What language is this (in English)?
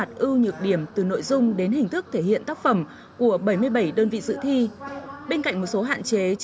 Vietnamese